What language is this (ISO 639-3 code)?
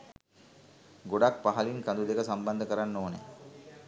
sin